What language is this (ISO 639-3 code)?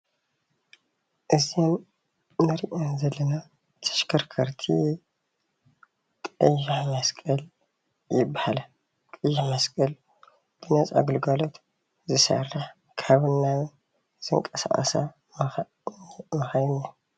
tir